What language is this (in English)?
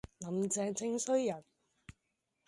Cantonese